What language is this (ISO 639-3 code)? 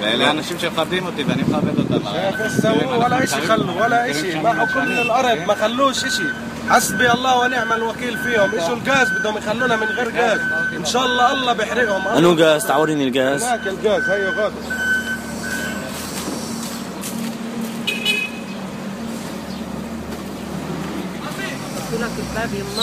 ara